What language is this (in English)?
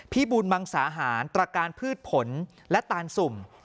Thai